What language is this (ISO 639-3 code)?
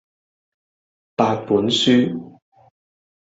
yue